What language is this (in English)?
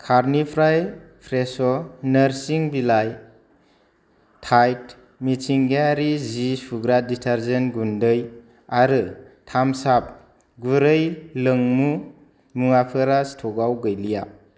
Bodo